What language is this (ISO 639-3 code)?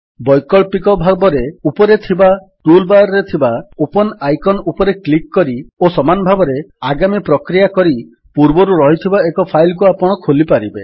ori